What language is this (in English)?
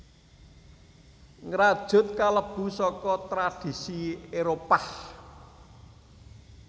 Javanese